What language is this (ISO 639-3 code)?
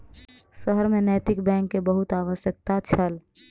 mai